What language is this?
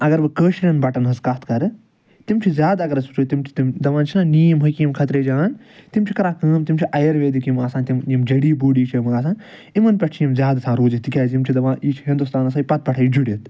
Kashmiri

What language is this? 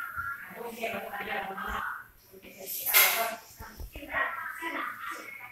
Thai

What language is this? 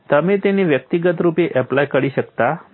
Gujarati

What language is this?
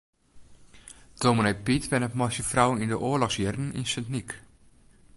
Western Frisian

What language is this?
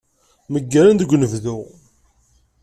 Kabyle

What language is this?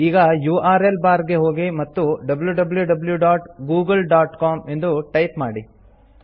Kannada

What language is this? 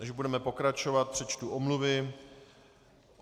Czech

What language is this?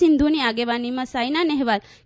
Gujarati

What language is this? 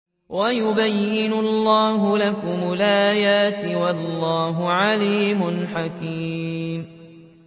Arabic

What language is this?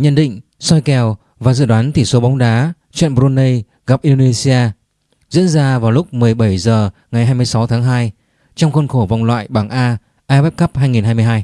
Vietnamese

